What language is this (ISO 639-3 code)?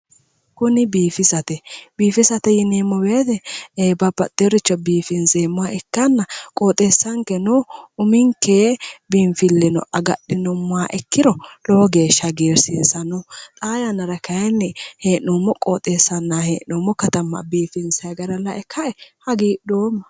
sid